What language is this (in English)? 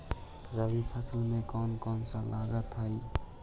Magahi